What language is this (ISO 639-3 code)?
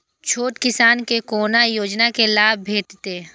mai